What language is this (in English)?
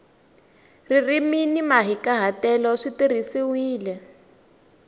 Tsonga